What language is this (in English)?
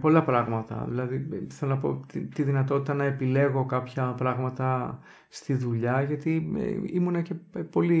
Greek